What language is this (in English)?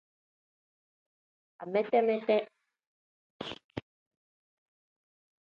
Tem